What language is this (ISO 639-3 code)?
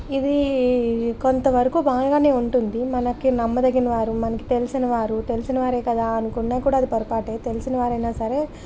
tel